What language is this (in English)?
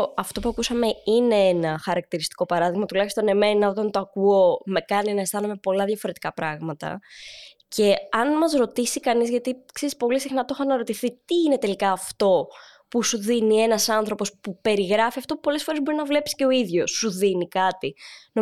Greek